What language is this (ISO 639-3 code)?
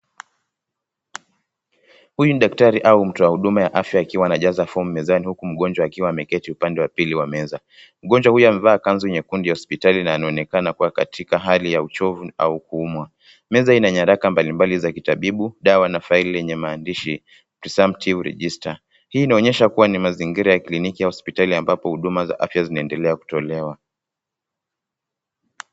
swa